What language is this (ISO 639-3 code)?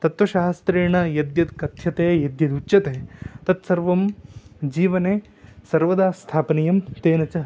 san